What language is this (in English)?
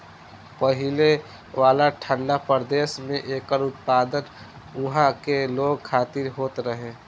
Bhojpuri